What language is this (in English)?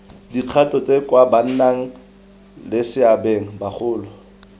Tswana